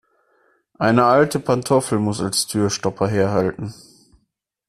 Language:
German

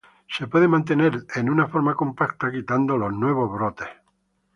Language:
Spanish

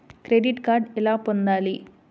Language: Telugu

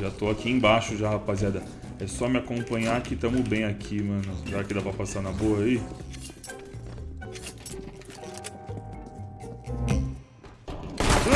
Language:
Portuguese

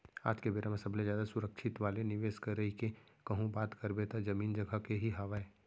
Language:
Chhattisgarhi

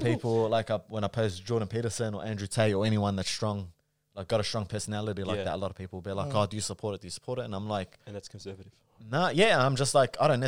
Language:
English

